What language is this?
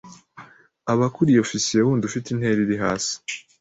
Kinyarwanda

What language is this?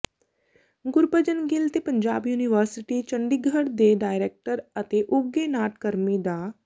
Punjabi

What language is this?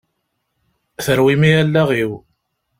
Kabyle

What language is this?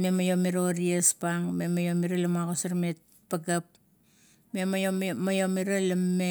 Kuot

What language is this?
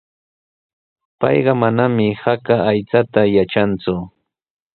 Sihuas Ancash Quechua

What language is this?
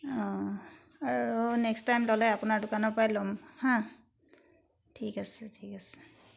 Assamese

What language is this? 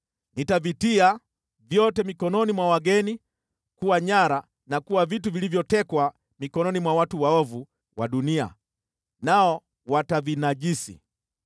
Swahili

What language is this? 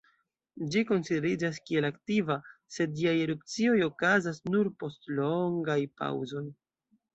Esperanto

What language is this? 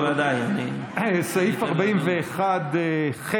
Hebrew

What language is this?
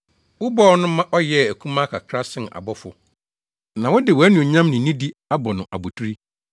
Akan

